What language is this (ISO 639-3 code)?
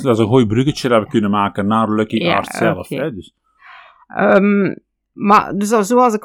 nld